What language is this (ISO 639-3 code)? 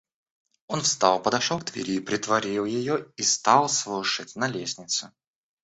rus